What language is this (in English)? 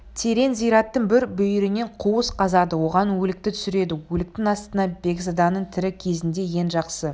Kazakh